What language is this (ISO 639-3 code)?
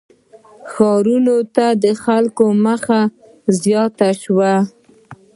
pus